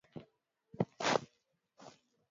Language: Swahili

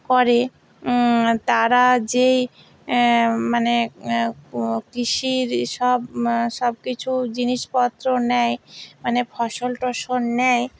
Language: Bangla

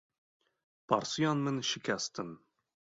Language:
Kurdish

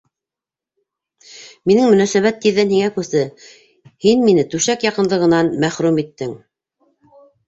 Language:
Bashkir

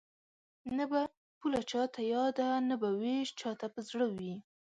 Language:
Pashto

